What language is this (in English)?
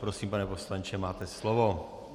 Czech